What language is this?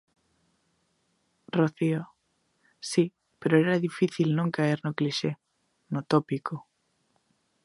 Galician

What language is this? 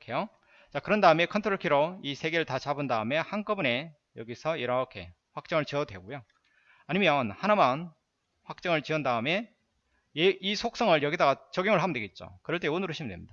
Korean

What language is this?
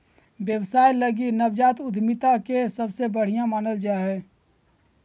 Magahi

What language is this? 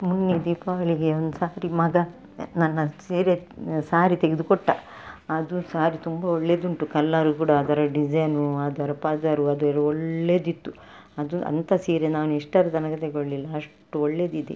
Kannada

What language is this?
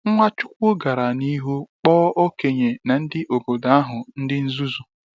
Igbo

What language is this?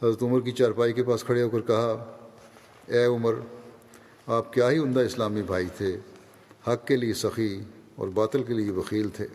Urdu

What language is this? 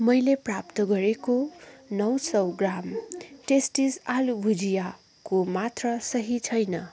Nepali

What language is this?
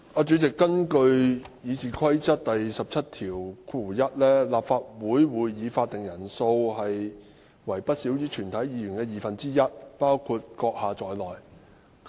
Cantonese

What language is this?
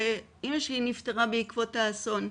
Hebrew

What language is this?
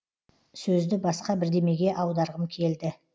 Kazakh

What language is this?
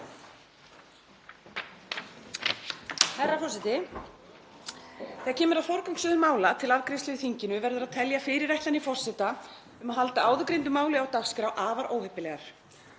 Icelandic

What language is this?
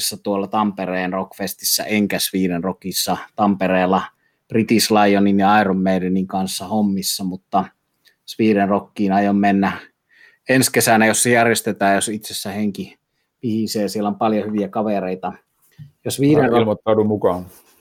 Finnish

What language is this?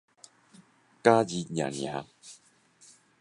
Min Nan Chinese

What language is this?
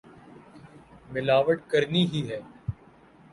Urdu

